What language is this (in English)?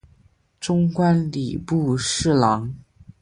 Chinese